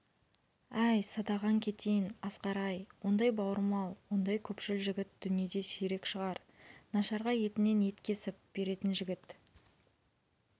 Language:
Kazakh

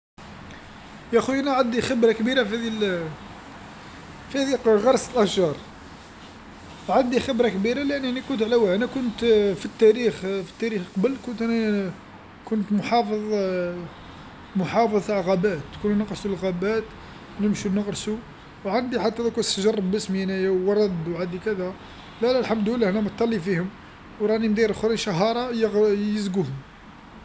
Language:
Algerian Arabic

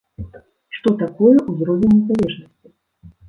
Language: Belarusian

